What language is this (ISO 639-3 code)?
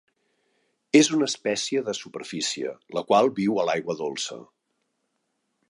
cat